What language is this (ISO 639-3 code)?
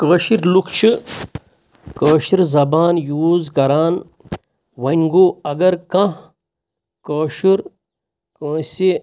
kas